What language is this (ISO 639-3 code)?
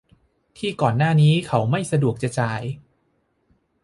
tha